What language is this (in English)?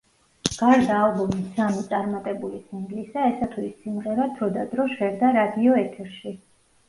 Georgian